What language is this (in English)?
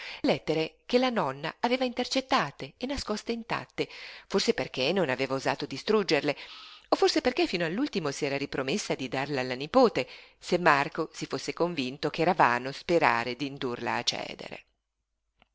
Italian